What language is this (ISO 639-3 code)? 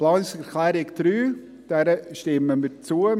gsw